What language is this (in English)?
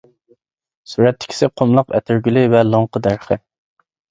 Uyghur